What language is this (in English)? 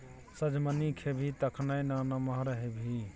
Maithili